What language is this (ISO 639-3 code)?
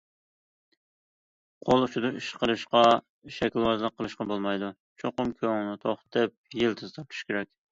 uig